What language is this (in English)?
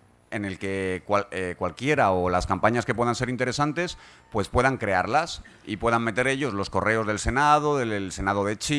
Spanish